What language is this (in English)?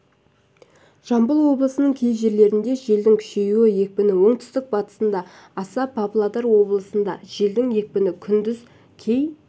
Kazakh